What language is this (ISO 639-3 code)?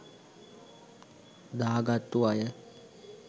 sin